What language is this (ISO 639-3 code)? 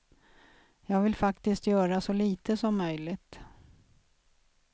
swe